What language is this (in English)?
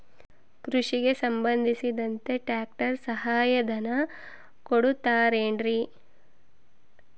Kannada